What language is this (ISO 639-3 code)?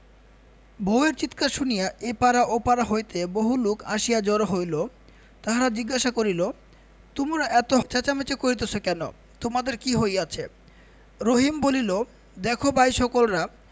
ben